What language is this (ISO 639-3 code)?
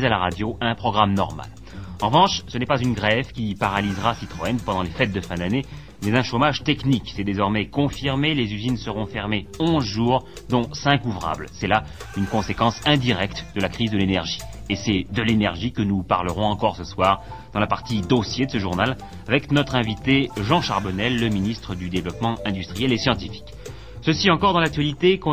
fra